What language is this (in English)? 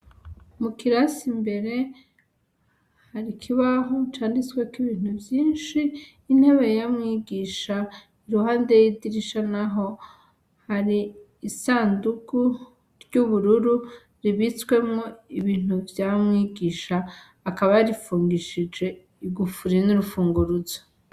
Rundi